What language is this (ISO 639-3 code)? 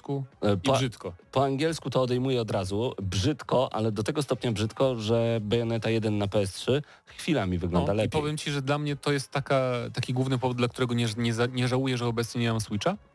pol